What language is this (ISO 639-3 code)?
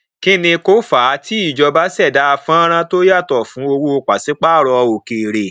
yor